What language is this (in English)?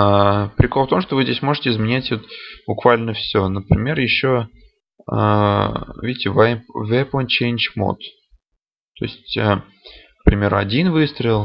Russian